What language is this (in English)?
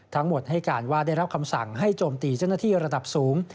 Thai